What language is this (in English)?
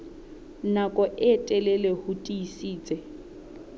Southern Sotho